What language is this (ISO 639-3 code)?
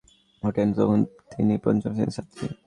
ben